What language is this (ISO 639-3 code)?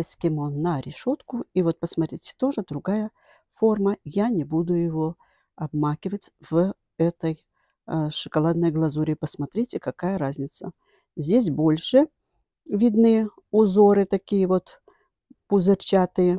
rus